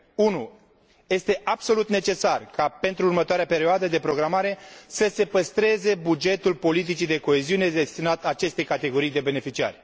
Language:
Romanian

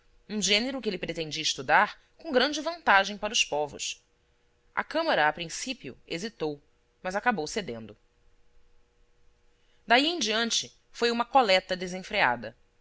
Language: Portuguese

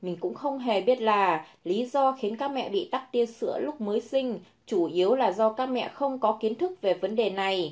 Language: Vietnamese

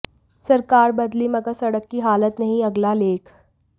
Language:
Hindi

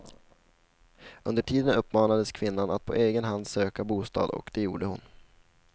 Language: Swedish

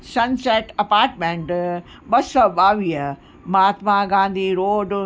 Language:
Sindhi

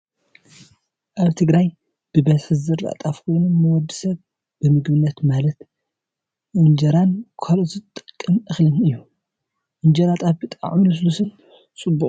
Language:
Tigrinya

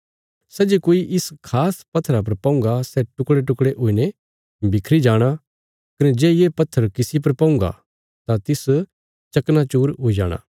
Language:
Bilaspuri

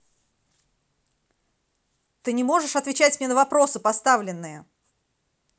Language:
Russian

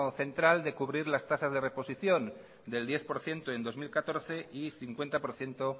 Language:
Spanish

